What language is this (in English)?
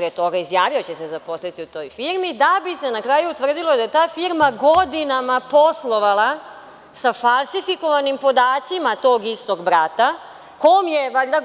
Serbian